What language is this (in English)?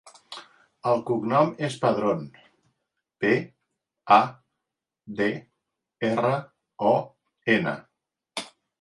Catalan